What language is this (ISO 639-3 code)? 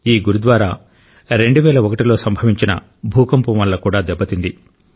tel